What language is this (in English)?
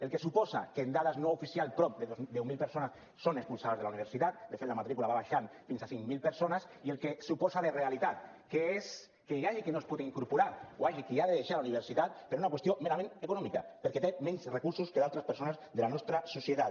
Catalan